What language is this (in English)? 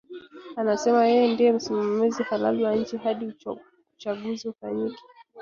Swahili